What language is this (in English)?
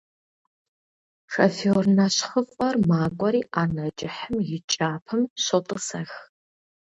Kabardian